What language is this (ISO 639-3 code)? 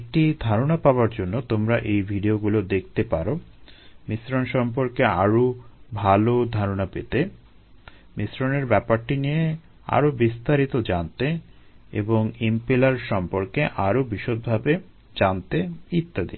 ben